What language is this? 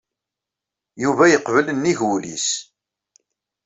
Kabyle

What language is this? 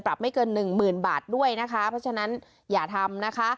Thai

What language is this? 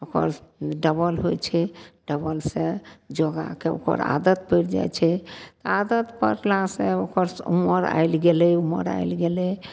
Maithili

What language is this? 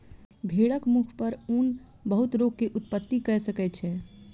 Maithili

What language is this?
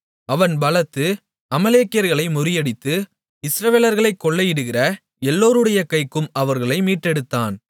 Tamil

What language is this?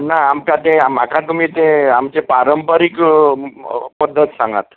Konkani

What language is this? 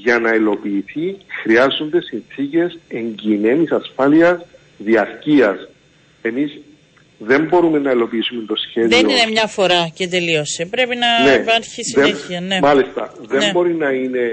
Greek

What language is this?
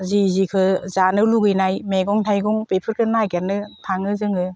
Bodo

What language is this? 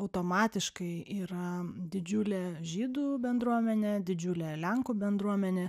Lithuanian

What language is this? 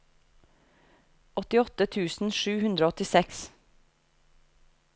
Norwegian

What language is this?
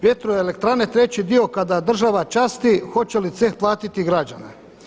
Croatian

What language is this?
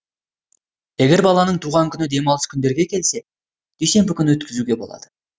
Kazakh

